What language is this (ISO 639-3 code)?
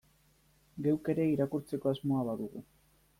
eus